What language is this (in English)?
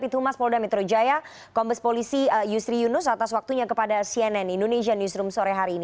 Indonesian